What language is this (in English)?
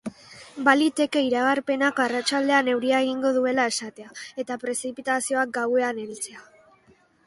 Basque